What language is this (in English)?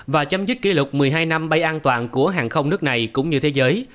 Vietnamese